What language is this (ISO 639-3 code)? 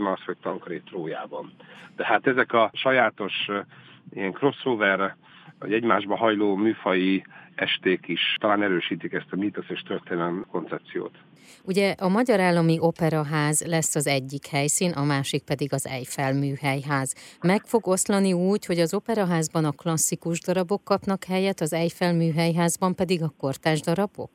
hun